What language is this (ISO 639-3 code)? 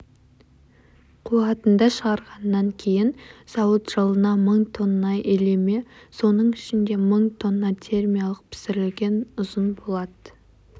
kaz